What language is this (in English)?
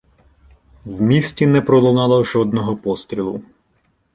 Ukrainian